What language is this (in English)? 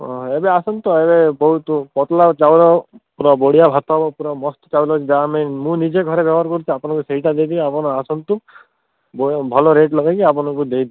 Odia